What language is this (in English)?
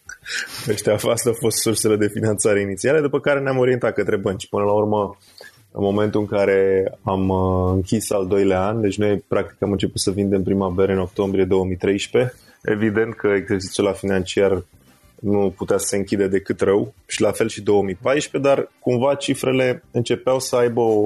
Romanian